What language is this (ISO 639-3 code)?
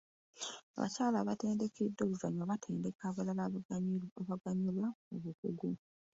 lug